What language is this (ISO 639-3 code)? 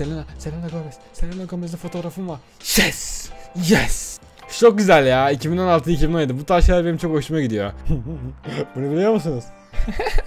tur